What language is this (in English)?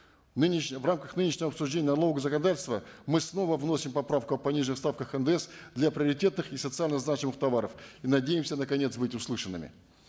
Kazakh